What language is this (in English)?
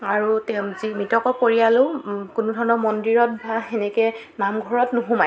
Assamese